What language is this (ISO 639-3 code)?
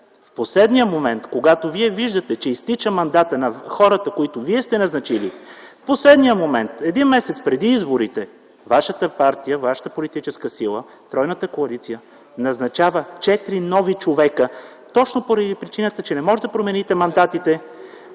bul